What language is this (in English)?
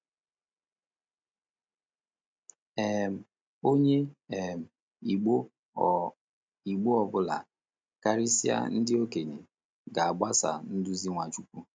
Igbo